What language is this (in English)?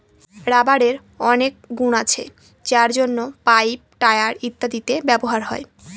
Bangla